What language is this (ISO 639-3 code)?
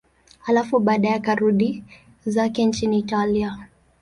swa